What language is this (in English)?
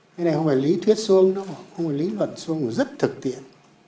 Vietnamese